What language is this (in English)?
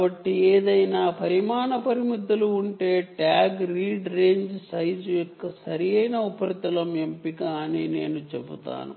Telugu